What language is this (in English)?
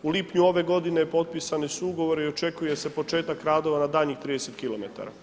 Croatian